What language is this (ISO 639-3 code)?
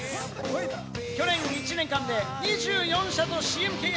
jpn